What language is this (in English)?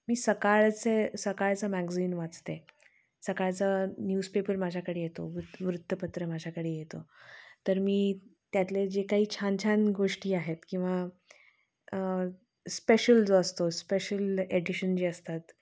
Marathi